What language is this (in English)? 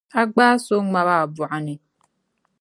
Dagbani